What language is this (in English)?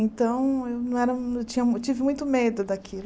Portuguese